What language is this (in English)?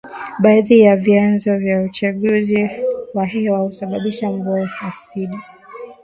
Swahili